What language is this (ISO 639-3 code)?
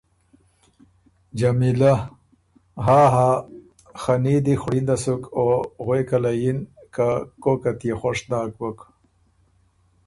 oru